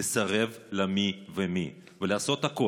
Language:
Hebrew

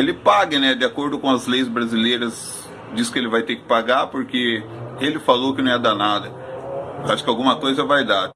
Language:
Portuguese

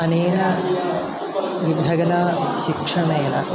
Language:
Sanskrit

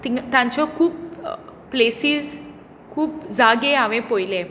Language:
Konkani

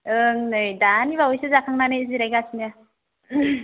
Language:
Bodo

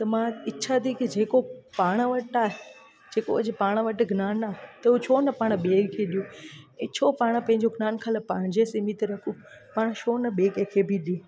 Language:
Sindhi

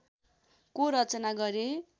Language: Nepali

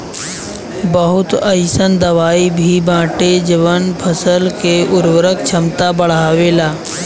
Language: Bhojpuri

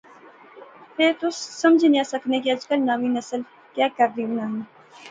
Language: Pahari-Potwari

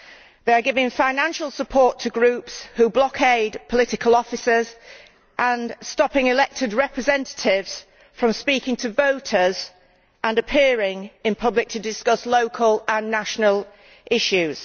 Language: English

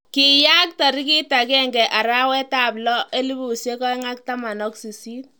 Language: Kalenjin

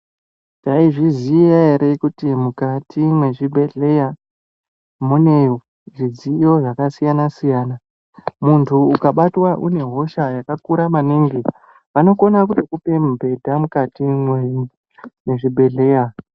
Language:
Ndau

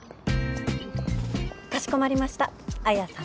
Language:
Japanese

